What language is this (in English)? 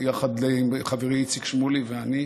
Hebrew